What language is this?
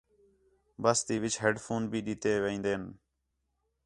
Khetrani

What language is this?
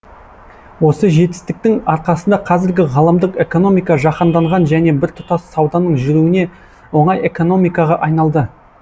Kazakh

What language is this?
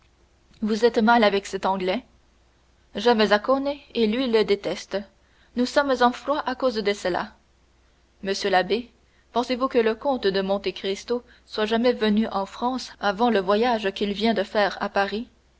French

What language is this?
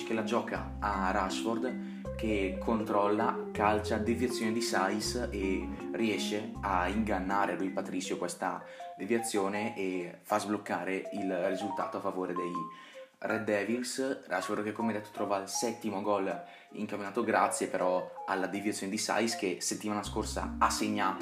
Italian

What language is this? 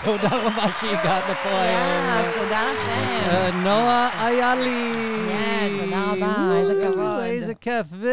Hebrew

